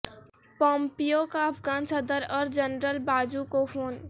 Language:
Urdu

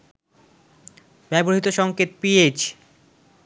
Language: Bangla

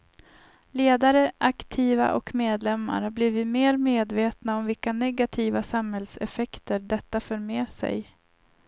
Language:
Swedish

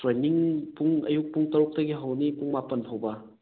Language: Manipuri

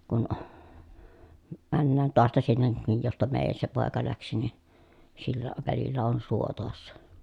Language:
Finnish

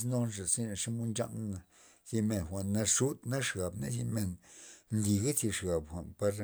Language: Loxicha Zapotec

